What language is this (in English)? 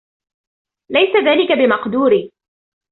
Arabic